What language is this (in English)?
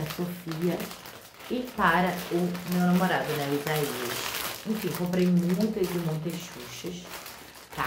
Portuguese